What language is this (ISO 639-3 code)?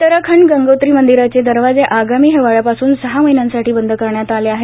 mar